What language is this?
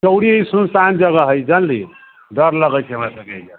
Maithili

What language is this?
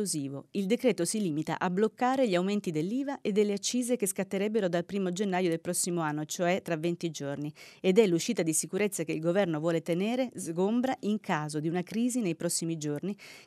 Italian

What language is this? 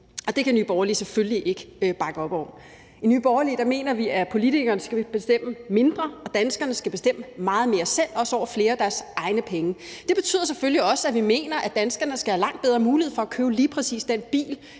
Danish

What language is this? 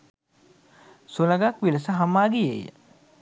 Sinhala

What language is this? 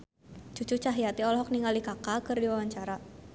Sundanese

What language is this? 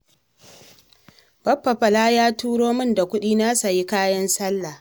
Hausa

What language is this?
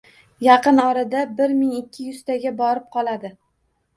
Uzbek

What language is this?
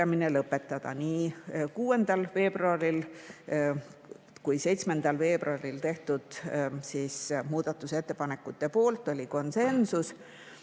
Estonian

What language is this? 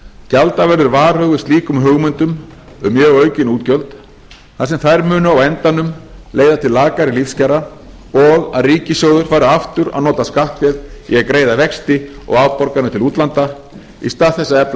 Icelandic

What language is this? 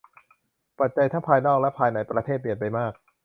Thai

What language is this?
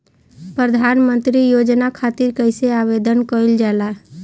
Bhojpuri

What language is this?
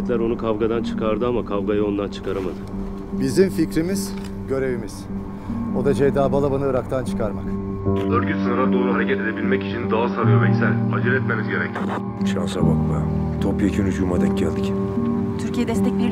Turkish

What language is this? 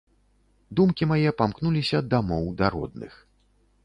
Belarusian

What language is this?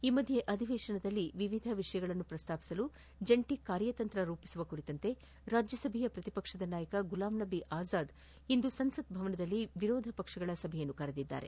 Kannada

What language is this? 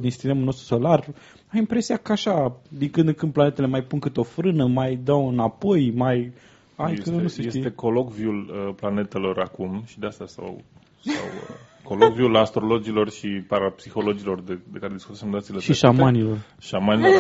Romanian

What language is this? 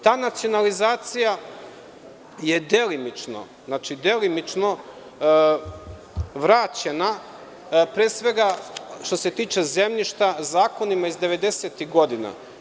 Serbian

